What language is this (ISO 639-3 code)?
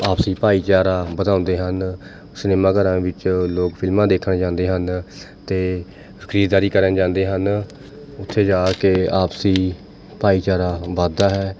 pan